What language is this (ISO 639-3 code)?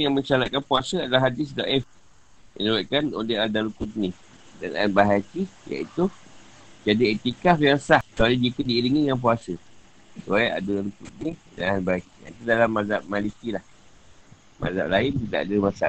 msa